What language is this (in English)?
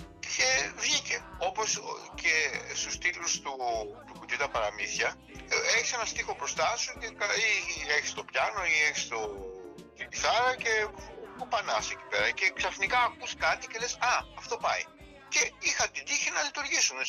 Greek